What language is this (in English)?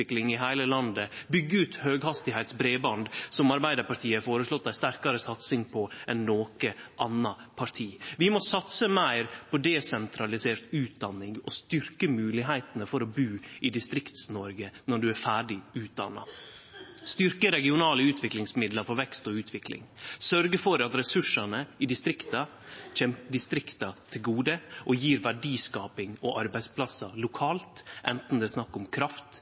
Norwegian Nynorsk